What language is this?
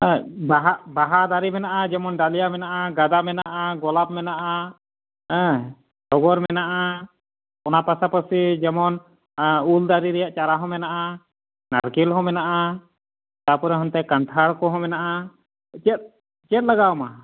Santali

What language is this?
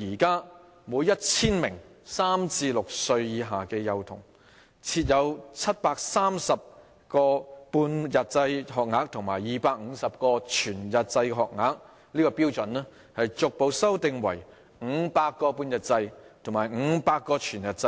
Cantonese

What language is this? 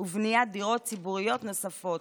Hebrew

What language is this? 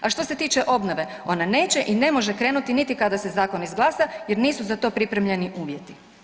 Croatian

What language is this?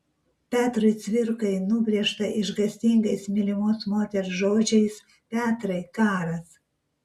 Lithuanian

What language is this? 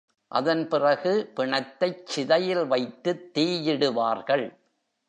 Tamil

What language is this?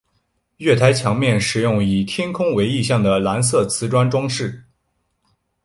Chinese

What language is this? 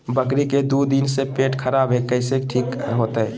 Magahi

